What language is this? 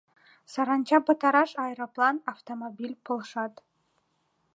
Mari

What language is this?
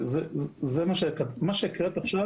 Hebrew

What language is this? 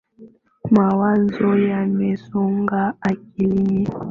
Swahili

